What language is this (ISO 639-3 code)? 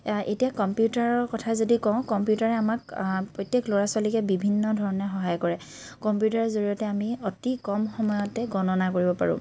asm